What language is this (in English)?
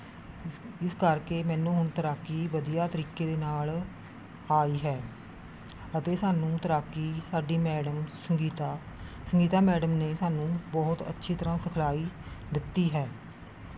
Punjabi